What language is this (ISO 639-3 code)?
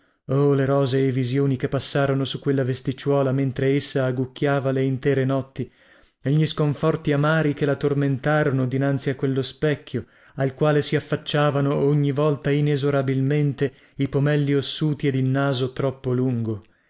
ita